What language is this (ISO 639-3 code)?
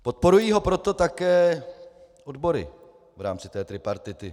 ces